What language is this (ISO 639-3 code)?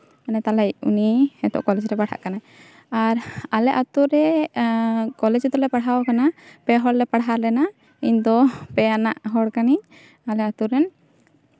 sat